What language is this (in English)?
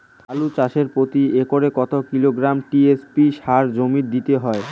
Bangla